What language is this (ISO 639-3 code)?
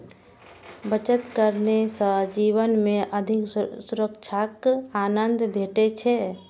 mai